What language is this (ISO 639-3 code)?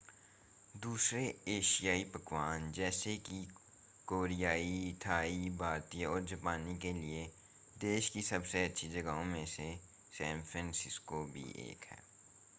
hin